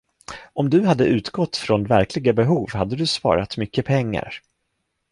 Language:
Swedish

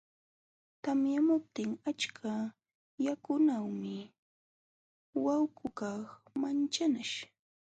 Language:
Jauja Wanca Quechua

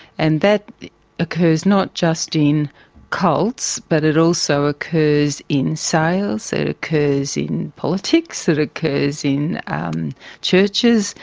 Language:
English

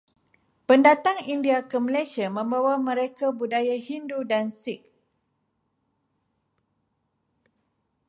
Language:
Malay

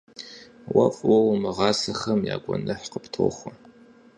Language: Kabardian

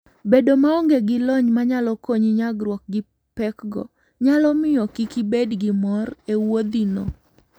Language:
Luo (Kenya and Tanzania)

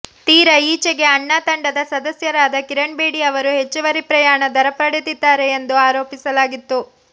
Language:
Kannada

